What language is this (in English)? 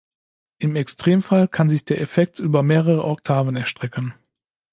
German